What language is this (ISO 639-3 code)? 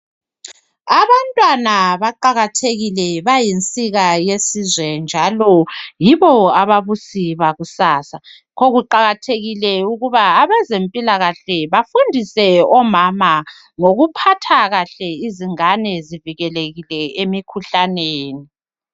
nde